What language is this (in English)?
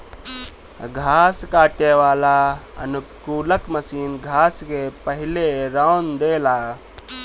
Bhojpuri